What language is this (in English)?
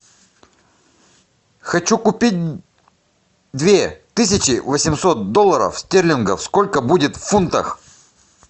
Russian